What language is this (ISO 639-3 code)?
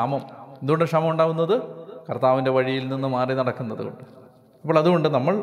mal